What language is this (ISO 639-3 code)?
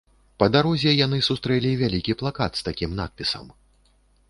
bel